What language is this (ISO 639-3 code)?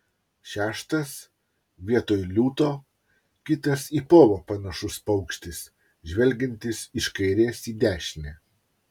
lit